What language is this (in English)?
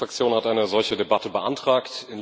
German